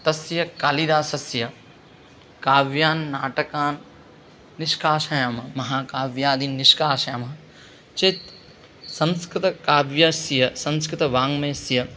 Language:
Sanskrit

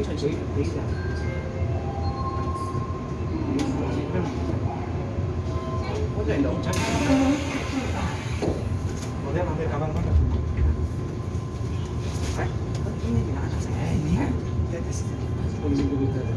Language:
Korean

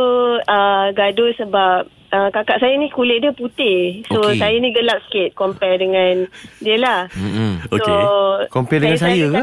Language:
Malay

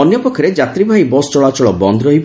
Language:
Odia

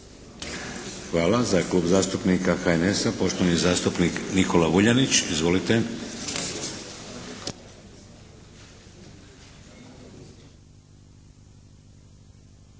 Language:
Croatian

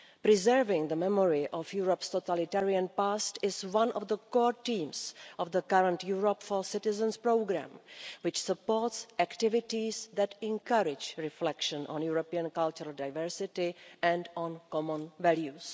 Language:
English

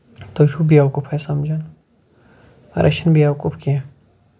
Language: Kashmiri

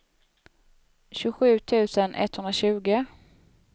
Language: Swedish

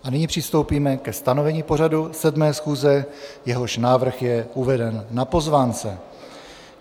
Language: Czech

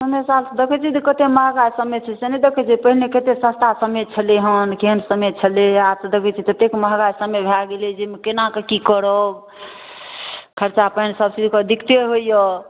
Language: Maithili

